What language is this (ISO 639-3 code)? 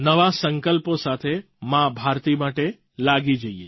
guj